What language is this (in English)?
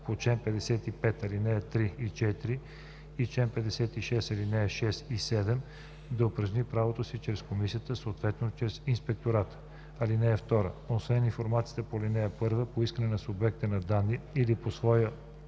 Bulgarian